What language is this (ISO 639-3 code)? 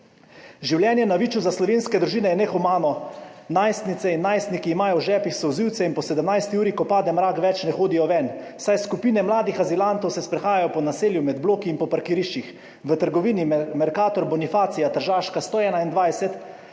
slv